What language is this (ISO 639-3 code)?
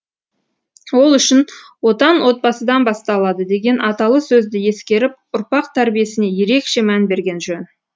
kaz